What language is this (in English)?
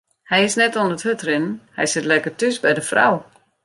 Western Frisian